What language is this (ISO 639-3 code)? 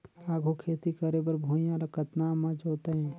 hne